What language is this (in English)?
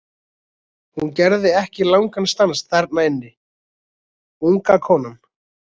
Icelandic